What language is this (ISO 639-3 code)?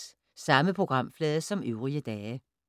dan